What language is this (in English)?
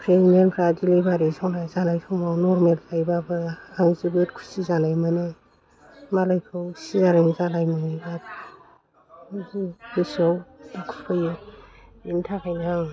Bodo